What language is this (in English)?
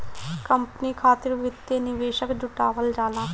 Bhojpuri